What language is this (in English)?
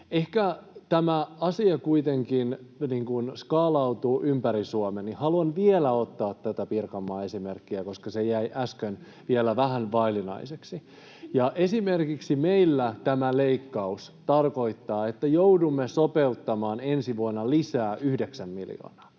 Finnish